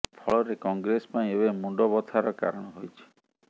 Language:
Odia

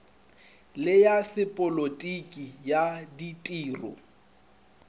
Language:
Northern Sotho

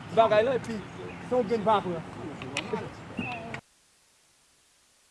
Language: French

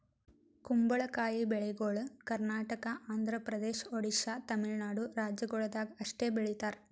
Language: Kannada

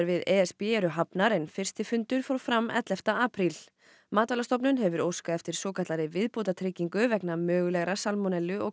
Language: Icelandic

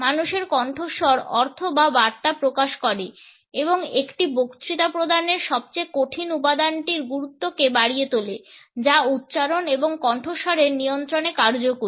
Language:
Bangla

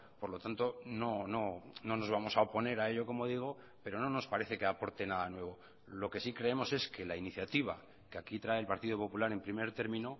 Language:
Spanish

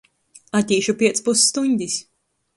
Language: Latgalian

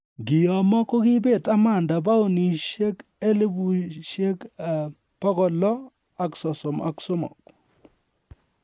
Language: Kalenjin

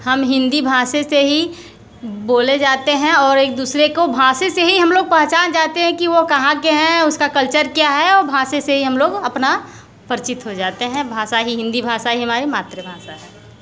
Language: Hindi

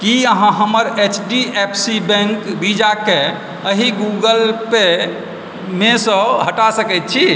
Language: Maithili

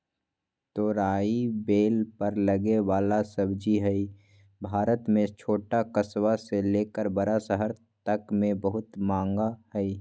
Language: Magahi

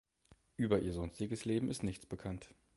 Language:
German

